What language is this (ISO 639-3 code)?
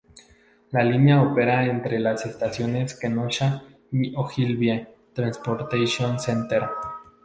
spa